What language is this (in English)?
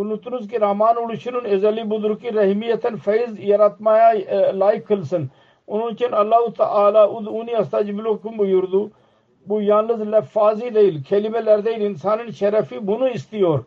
Turkish